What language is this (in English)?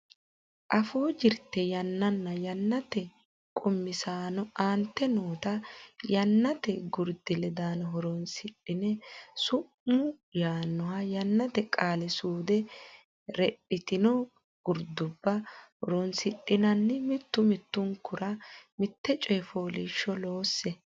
Sidamo